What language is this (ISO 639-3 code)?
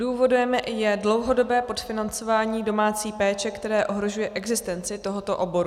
ces